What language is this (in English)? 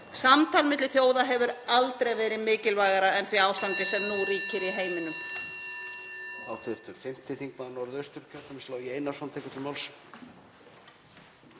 Icelandic